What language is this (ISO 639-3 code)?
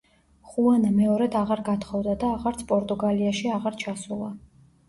kat